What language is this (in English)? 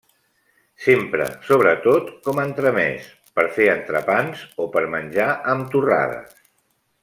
Catalan